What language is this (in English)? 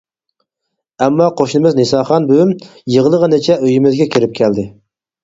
Uyghur